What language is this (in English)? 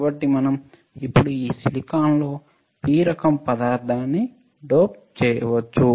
Telugu